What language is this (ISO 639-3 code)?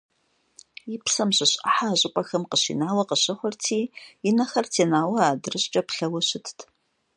kbd